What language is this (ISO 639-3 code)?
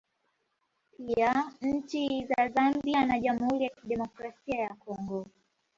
swa